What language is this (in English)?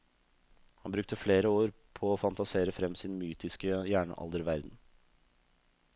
Norwegian